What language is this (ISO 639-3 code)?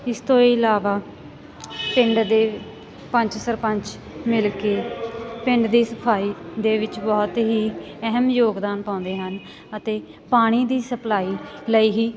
pan